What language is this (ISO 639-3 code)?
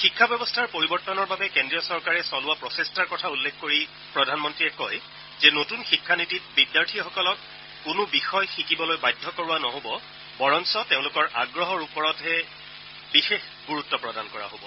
asm